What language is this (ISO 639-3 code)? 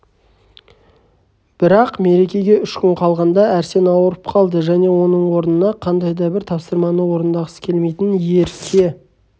kaz